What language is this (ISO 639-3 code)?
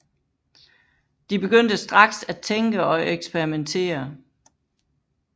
dan